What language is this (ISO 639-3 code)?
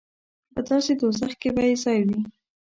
pus